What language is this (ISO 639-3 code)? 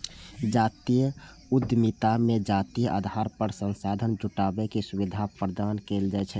mai